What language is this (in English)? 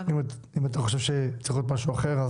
Hebrew